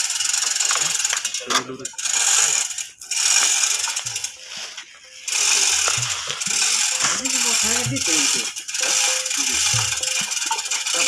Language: Indonesian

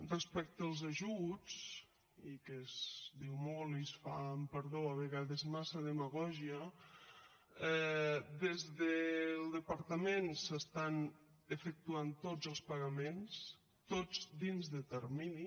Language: Catalan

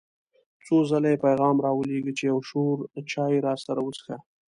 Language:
Pashto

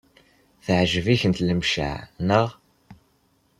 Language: Kabyle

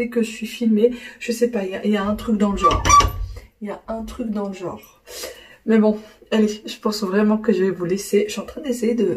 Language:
French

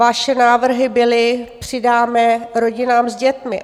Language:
Czech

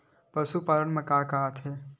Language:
Chhattisgarhi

